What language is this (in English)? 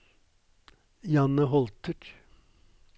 Norwegian